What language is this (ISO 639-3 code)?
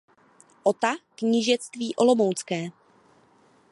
ces